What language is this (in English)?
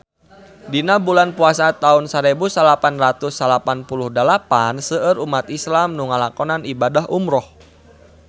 Sundanese